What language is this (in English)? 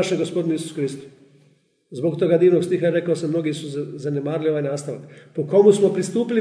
Croatian